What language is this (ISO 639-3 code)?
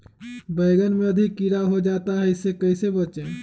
mag